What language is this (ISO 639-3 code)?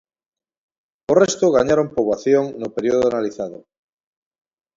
glg